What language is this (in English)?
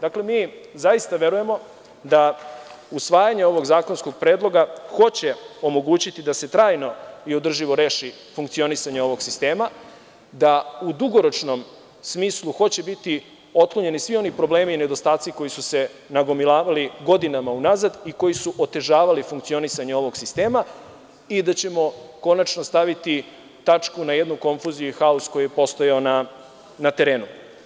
Serbian